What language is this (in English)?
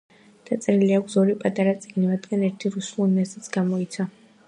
Georgian